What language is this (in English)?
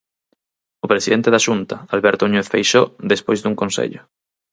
Galician